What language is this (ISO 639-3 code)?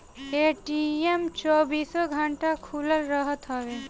bho